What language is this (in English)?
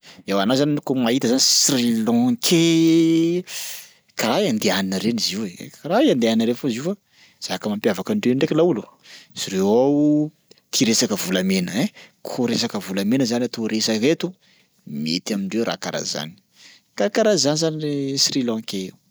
Sakalava Malagasy